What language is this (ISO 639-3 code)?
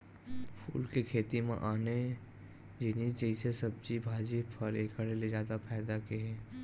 hne